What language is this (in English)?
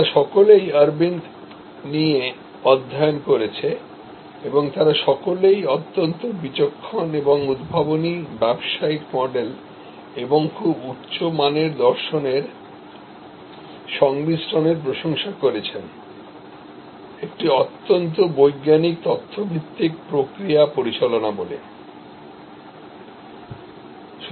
Bangla